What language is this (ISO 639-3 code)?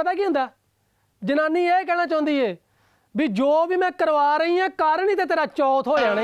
hin